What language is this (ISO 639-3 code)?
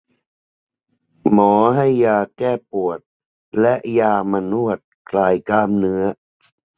tha